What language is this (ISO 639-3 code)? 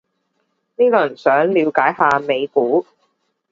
yue